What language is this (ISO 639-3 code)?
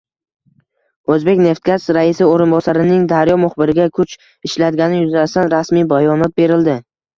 uzb